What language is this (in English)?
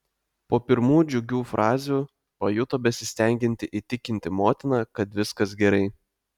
Lithuanian